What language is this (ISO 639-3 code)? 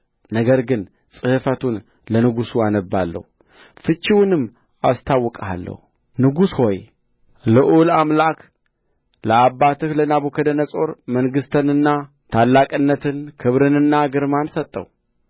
amh